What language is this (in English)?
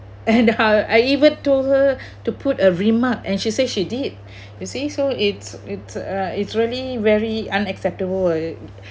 English